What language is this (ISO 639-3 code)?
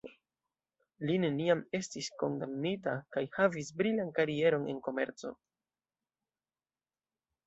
epo